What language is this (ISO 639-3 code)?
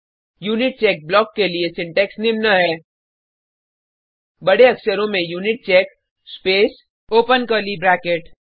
hin